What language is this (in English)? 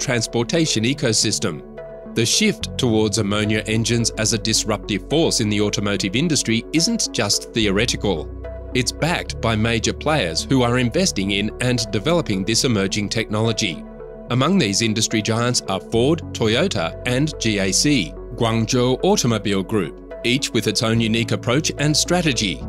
English